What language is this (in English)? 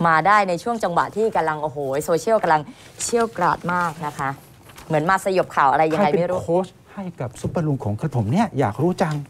Thai